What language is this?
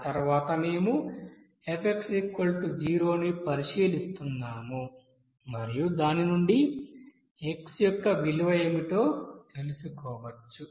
Telugu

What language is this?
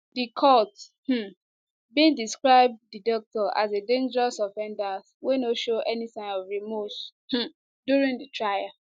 Nigerian Pidgin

